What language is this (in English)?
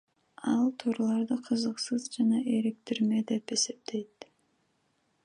Kyrgyz